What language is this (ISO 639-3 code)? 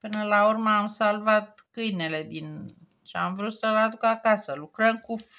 ron